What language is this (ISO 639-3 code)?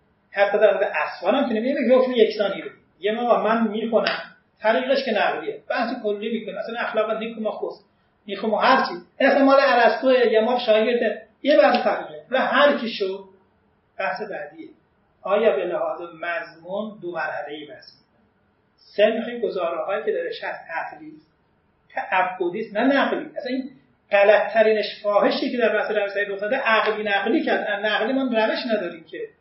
fas